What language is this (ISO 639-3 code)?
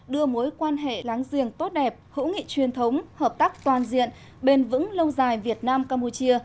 vie